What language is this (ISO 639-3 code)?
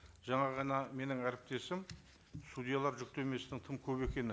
kaz